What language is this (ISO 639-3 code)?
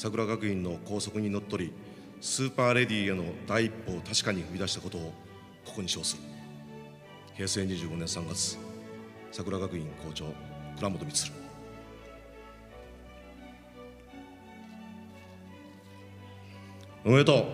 jpn